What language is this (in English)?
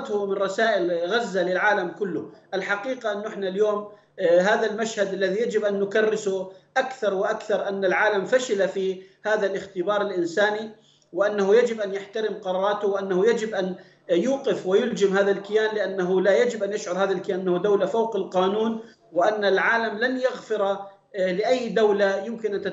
Arabic